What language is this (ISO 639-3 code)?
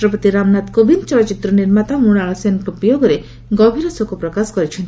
ori